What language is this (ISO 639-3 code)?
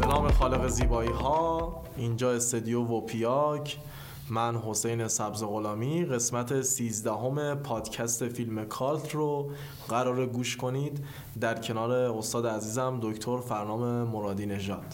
fas